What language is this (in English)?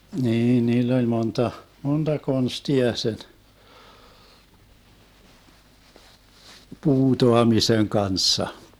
Finnish